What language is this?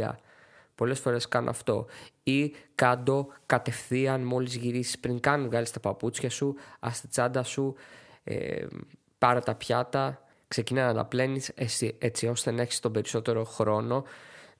Greek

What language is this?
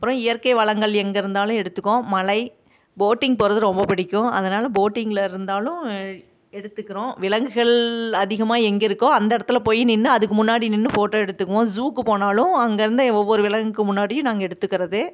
Tamil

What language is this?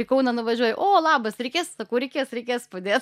Lithuanian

